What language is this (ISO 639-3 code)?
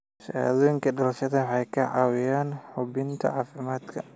som